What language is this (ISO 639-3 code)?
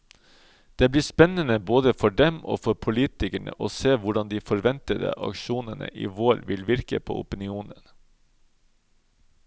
nor